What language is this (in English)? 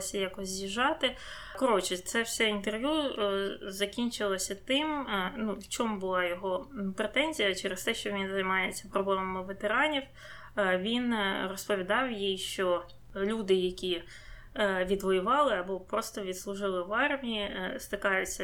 Ukrainian